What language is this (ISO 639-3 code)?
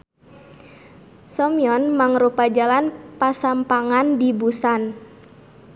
sun